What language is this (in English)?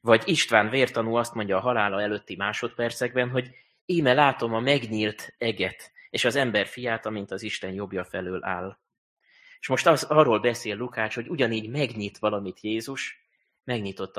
Hungarian